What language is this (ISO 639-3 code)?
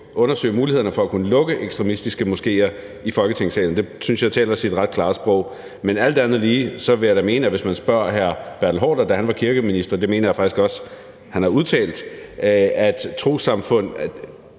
dan